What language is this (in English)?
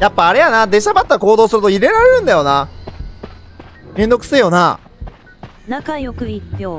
Japanese